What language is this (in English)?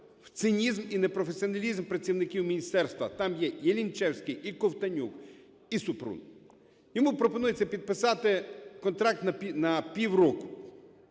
Ukrainian